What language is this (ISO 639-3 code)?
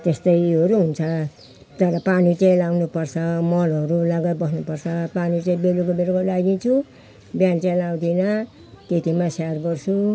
nep